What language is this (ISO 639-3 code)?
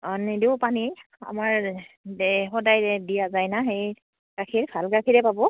asm